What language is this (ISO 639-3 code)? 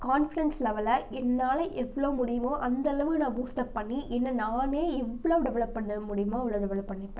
tam